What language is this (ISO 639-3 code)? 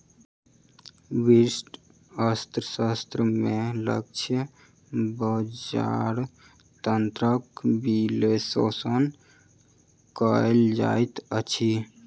mai